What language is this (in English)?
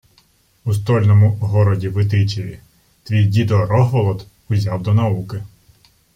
Ukrainian